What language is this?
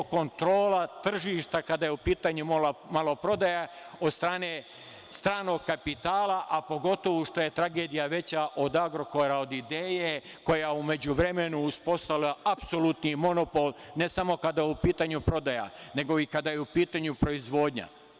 Serbian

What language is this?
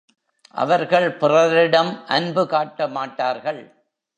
Tamil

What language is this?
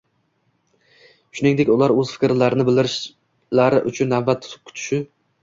Uzbek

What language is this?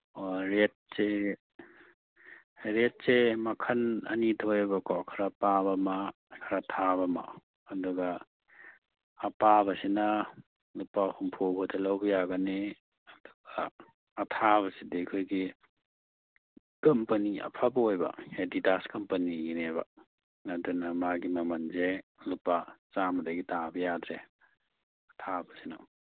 Manipuri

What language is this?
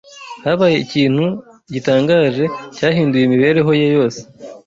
Kinyarwanda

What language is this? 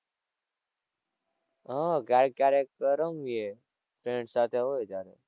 Gujarati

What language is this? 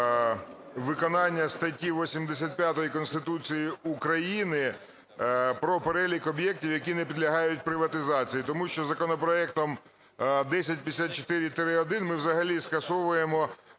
Ukrainian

